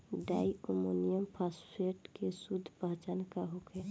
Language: Bhojpuri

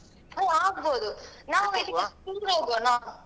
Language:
Kannada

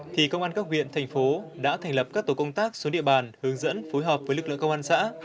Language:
Vietnamese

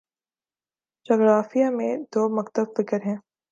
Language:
Urdu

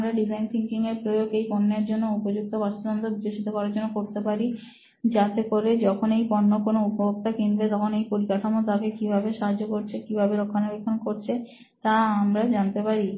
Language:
Bangla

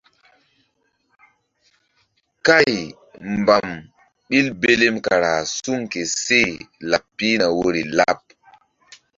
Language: Mbum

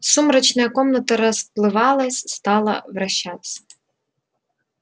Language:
Russian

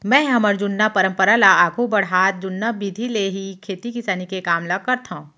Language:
Chhattisgarhi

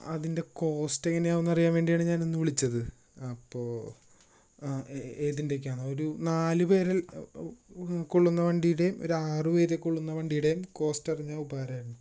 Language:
Malayalam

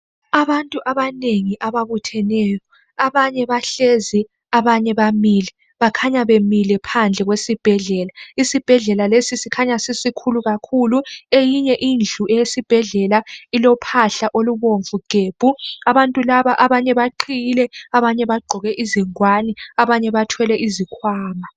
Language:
North Ndebele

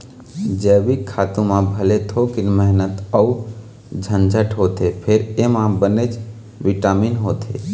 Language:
Chhattisgarhi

